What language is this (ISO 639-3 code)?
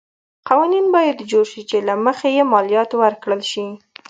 pus